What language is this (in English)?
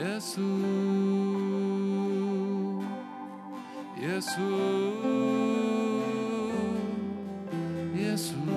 Arabic